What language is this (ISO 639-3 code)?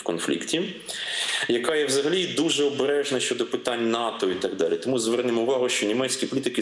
ukr